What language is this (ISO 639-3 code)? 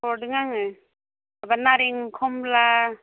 brx